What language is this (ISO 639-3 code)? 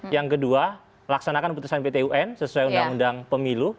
ind